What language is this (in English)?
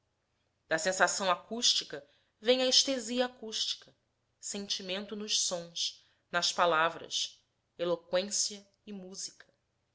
Portuguese